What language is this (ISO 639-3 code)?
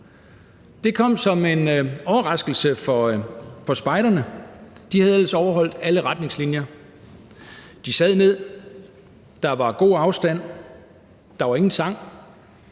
dan